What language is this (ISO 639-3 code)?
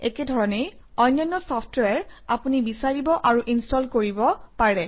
asm